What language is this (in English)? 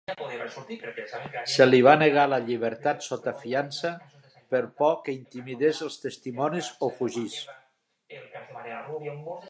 Catalan